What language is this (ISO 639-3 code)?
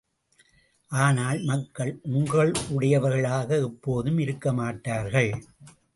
tam